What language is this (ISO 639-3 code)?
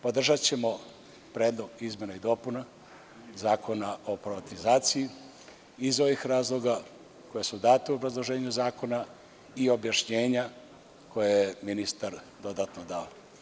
srp